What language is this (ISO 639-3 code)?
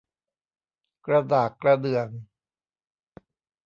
tha